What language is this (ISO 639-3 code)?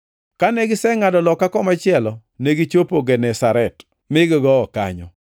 luo